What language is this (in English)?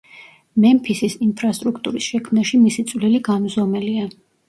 Georgian